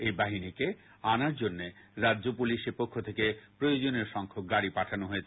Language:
Bangla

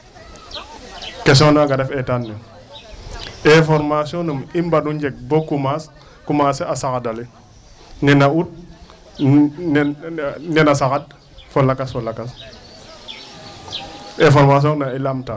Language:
Serer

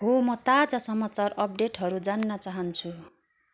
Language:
Nepali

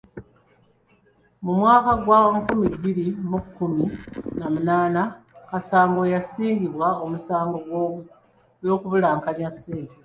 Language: Ganda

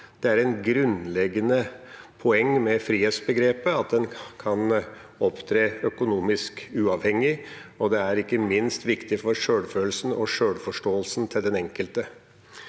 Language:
Norwegian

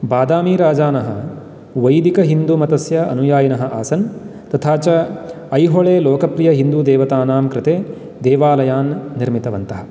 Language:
Sanskrit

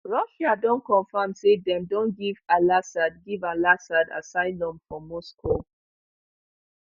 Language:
Nigerian Pidgin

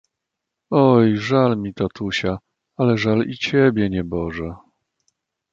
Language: Polish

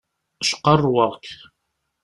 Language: Kabyle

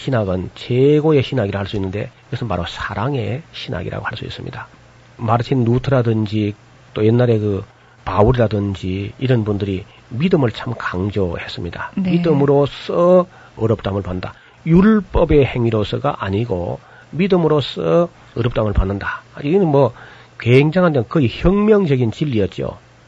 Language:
Korean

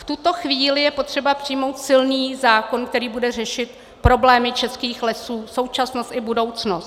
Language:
Czech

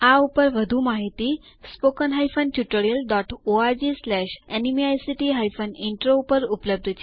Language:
Gujarati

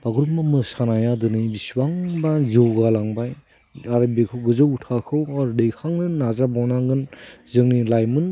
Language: Bodo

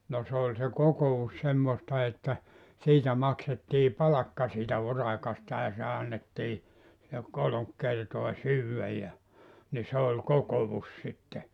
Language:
Finnish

